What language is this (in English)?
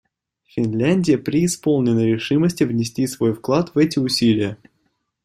Russian